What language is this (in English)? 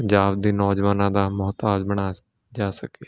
Punjabi